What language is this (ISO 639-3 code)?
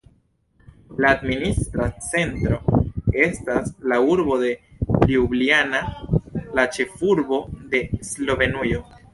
epo